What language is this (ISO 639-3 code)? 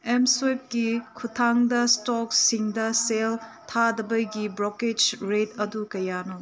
mni